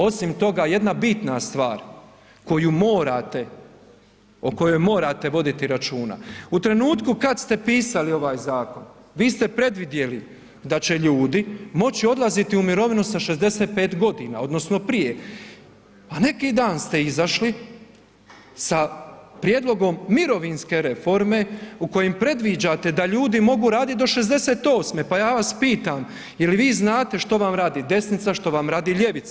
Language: Croatian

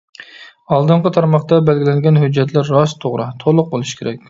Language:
Uyghur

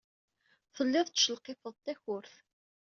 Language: Kabyle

